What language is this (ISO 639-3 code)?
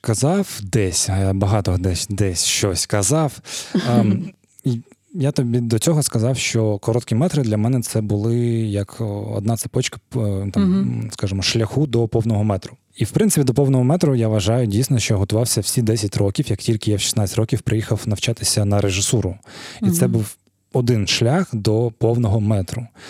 ukr